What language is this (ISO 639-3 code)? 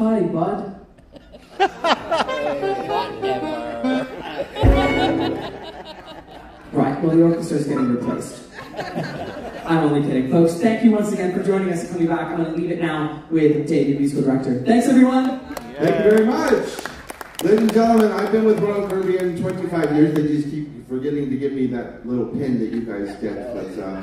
eng